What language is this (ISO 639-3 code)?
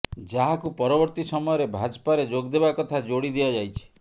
ori